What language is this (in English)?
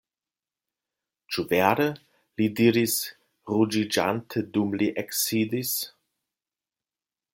Esperanto